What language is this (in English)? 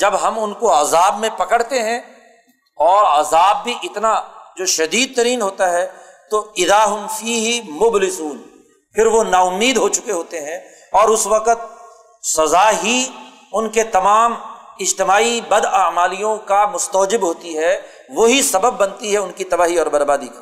Urdu